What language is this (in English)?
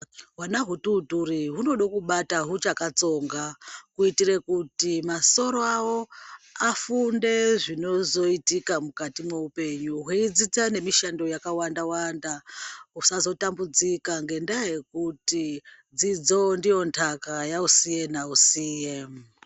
Ndau